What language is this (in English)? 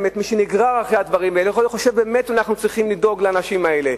Hebrew